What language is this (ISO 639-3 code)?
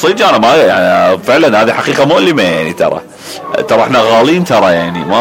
ara